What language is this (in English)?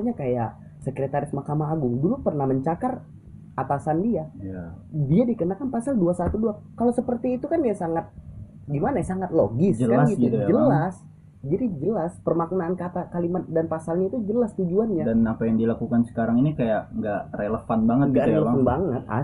Indonesian